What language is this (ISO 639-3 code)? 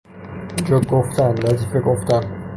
fas